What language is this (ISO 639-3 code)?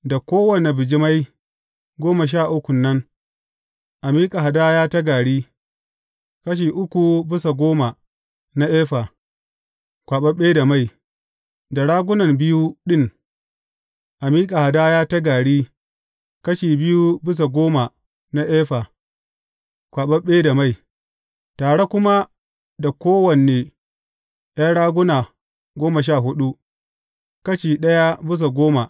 hau